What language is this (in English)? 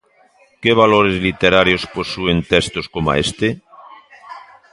Galician